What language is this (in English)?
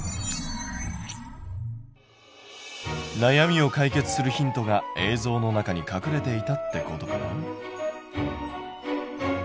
Japanese